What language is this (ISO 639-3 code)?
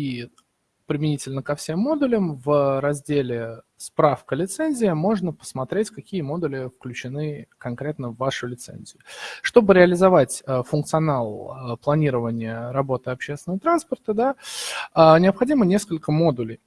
rus